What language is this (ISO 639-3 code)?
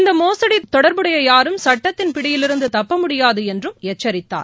tam